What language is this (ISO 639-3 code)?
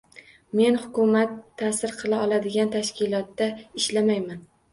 uzb